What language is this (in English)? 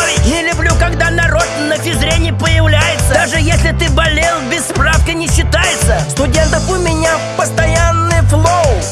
Russian